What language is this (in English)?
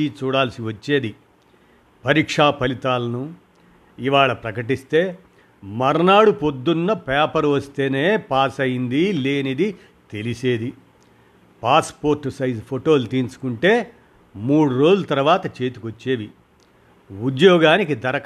Telugu